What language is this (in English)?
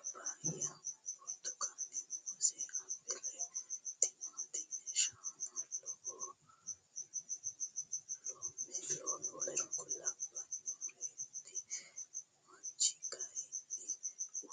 Sidamo